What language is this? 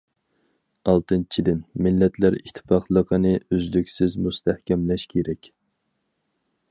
Uyghur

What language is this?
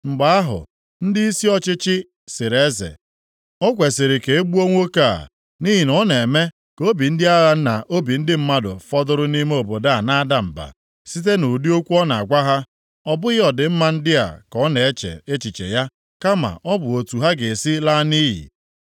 Igbo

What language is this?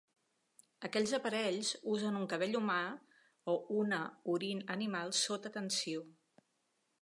Catalan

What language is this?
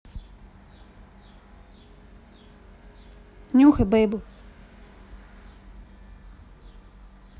Russian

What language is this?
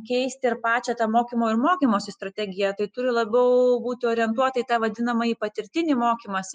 Lithuanian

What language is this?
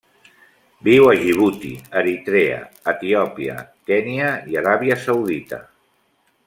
Catalan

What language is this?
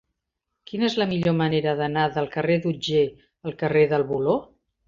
Catalan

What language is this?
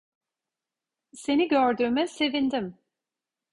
Turkish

